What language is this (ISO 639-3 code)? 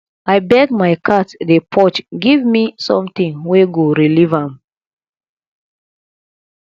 pcm